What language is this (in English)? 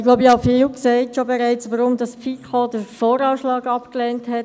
Swiss German